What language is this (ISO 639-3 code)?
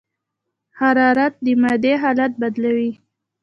pus